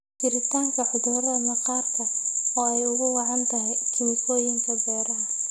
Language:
Somali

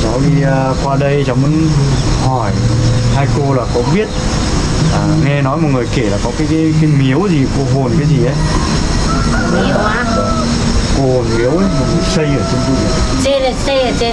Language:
Vietnamese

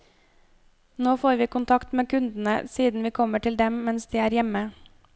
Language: Norwegian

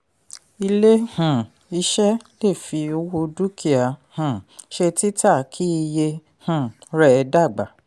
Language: Yoruba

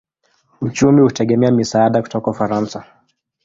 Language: Swahili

